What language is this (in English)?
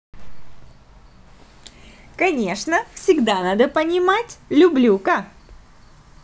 Russian